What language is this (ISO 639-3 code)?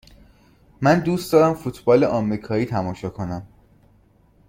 fas